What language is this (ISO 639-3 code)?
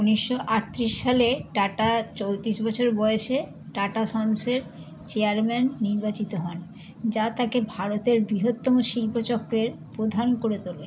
ben